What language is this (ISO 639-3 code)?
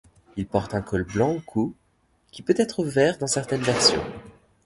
fra